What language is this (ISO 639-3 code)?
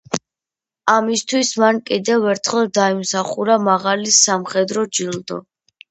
kat